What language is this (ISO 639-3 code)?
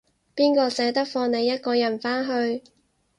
yue